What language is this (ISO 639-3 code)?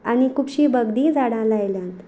kok